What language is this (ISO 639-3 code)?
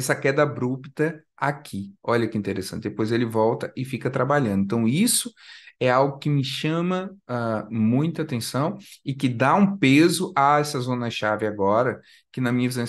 por